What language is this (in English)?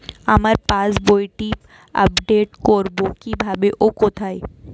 Bangla